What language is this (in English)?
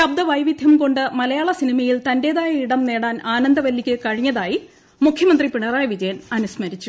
Malayalam